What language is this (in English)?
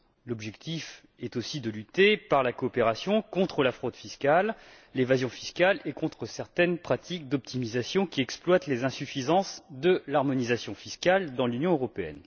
French